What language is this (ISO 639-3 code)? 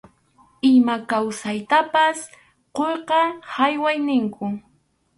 qxu